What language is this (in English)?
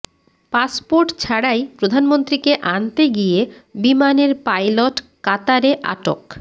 Bangla